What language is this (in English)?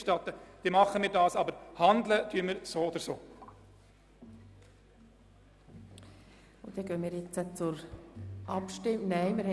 Swiss German